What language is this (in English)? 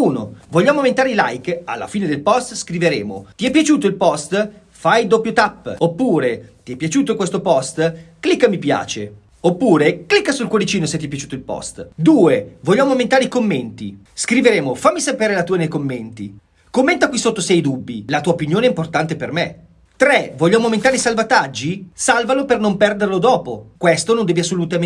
Italian